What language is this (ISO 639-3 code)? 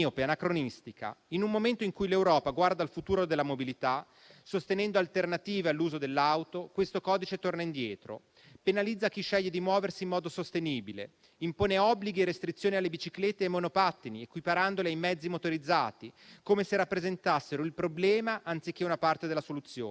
ita